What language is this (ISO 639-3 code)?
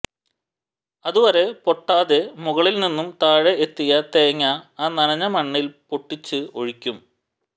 mal